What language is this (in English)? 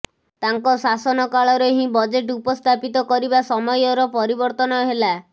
Odia